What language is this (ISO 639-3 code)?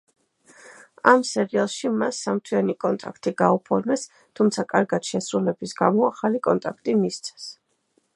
kat